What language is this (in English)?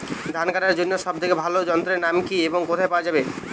Bangla